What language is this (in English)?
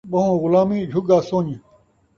Saraiki